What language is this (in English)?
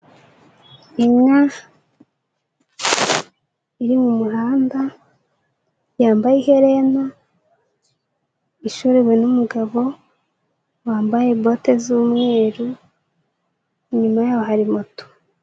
Kinyarwanda